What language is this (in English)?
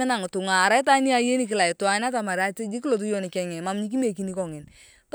Turkana